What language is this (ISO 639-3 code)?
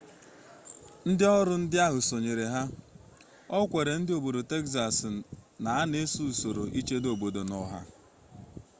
ibo